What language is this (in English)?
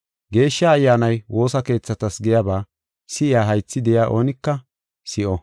Gofa